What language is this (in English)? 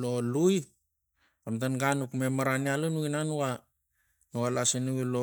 Tigak